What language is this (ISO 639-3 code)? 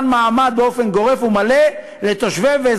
heb